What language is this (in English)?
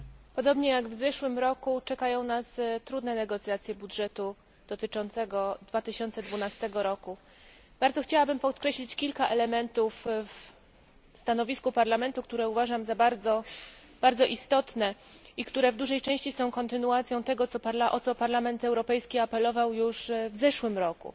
Polish